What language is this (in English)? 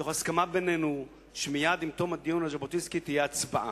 Hebrew